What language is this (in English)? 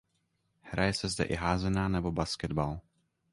Czech